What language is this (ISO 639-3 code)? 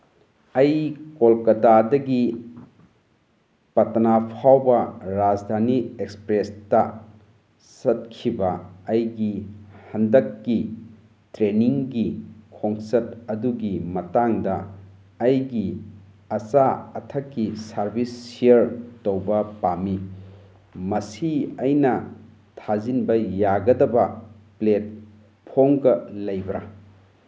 mni